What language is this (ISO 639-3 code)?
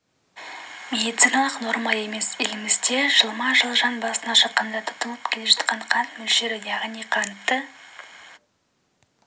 kaz